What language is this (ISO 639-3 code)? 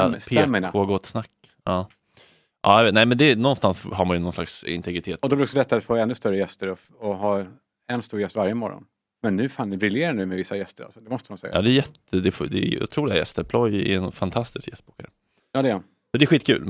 swe